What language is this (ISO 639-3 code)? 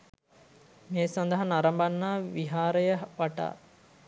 sin